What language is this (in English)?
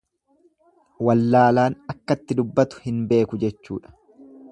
Oromo